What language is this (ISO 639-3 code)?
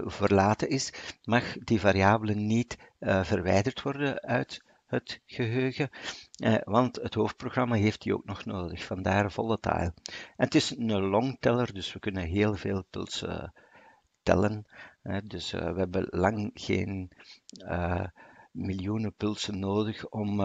nld